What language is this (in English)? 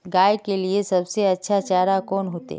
Magahi